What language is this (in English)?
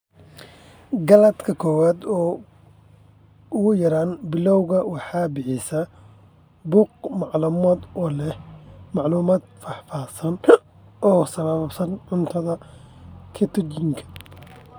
Somali